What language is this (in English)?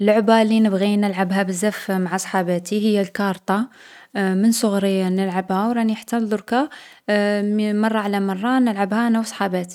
Algerian Arabic